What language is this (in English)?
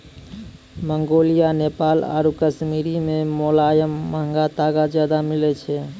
Maithili